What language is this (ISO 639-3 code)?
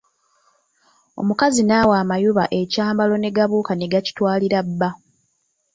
lug